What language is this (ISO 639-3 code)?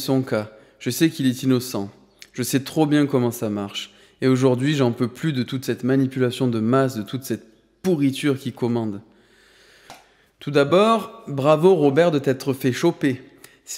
fra